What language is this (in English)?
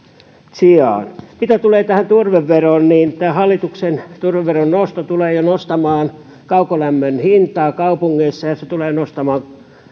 Finnish